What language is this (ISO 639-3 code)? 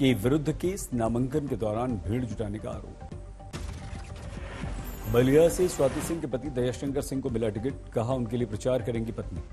hin